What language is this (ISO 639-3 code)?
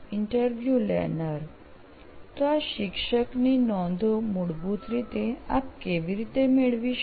guj